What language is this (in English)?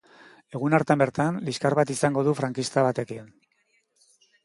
Basque